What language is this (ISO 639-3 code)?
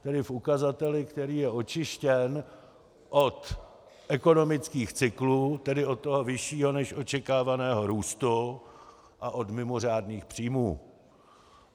ces